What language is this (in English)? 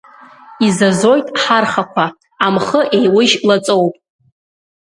Abkhazian